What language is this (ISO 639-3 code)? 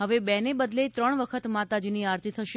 guj